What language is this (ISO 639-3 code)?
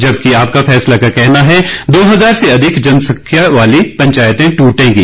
hin